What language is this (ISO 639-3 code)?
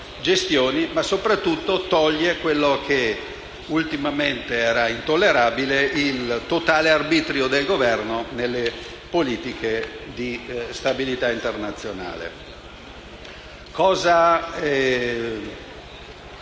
ita